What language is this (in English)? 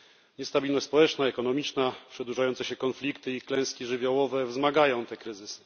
Polish